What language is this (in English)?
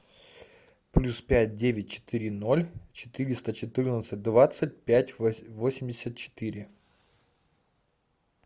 Russian